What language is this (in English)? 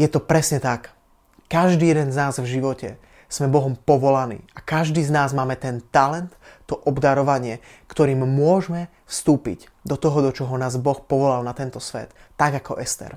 Slovak